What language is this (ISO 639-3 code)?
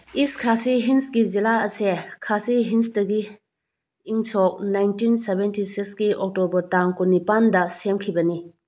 mni